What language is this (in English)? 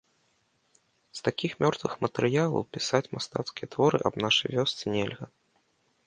Belarusian